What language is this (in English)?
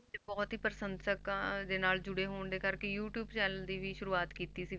Punjabi